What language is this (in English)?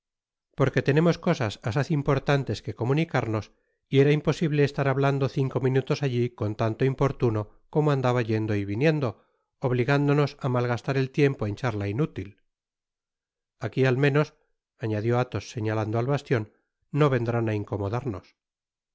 Spanish